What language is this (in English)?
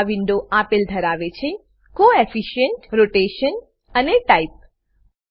Gujarati